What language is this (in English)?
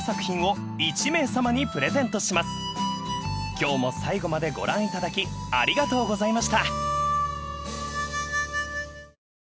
Japanese